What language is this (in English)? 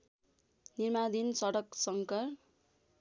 Nepali